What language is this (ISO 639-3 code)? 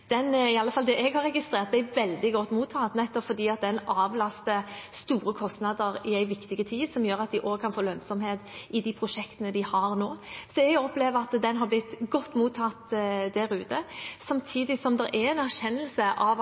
nob